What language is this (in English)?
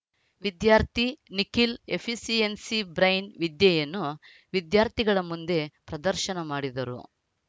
Kannada